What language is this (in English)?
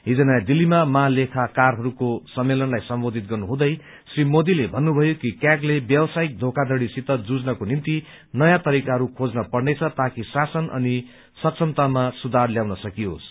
Nepali